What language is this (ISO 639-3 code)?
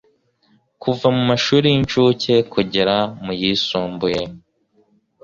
kin